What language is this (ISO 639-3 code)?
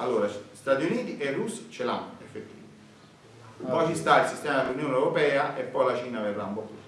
ita